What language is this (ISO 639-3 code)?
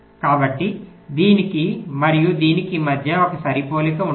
tel